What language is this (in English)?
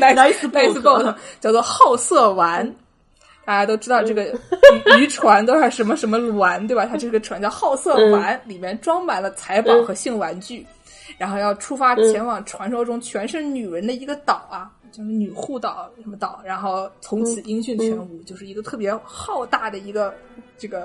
Chinese